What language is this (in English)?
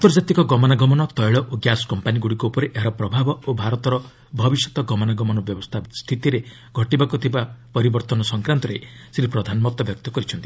Odia